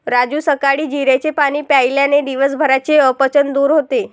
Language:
Marathi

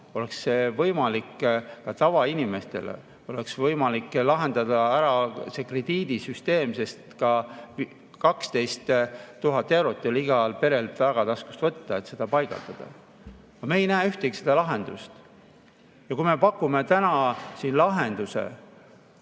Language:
Estonian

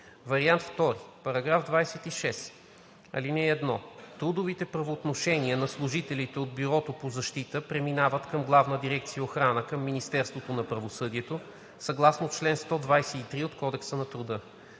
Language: Bulgarian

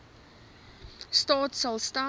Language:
Afrikaans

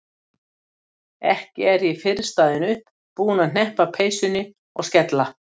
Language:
Icelandic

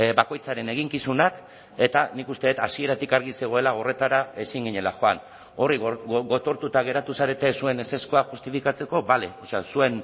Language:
Basque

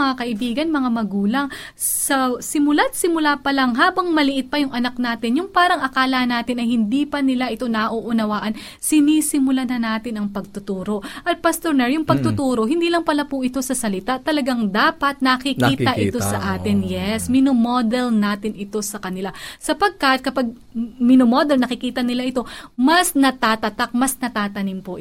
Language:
Filipino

